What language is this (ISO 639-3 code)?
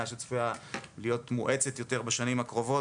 heb